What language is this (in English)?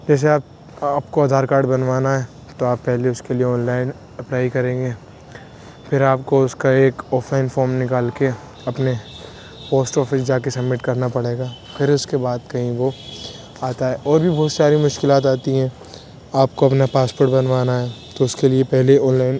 Urdu